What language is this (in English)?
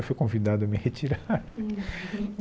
Portuguese